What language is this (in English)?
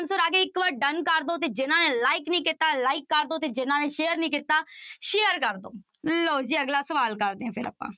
Punjabi